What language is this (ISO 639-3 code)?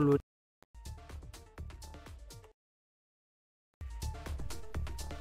ron